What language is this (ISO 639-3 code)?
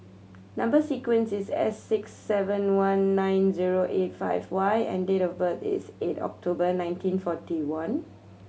eng